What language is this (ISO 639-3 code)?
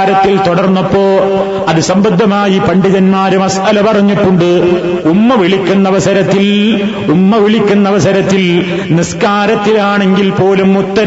mal